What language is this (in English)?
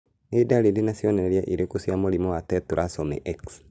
Kikuyu